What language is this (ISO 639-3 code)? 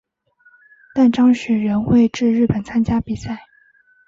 zho